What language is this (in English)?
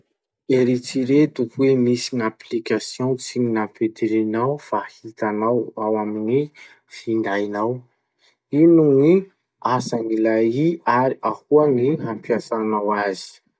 Masikoro Malagasy